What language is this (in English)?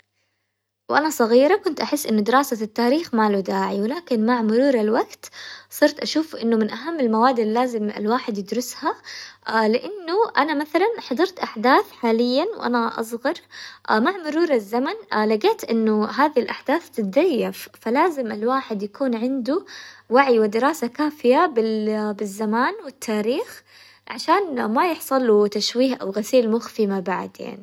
Hijazi Arabic